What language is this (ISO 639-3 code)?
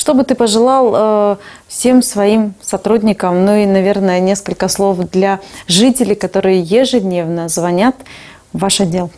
rus